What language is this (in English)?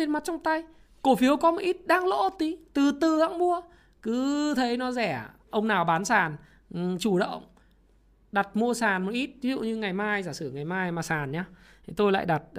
Vietnamese